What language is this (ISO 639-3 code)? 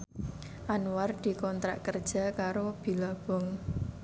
jav